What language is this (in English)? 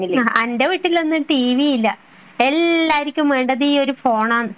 Malayalam